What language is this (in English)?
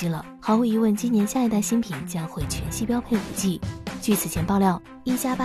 Chinese